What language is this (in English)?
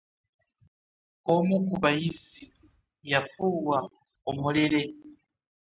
Ganda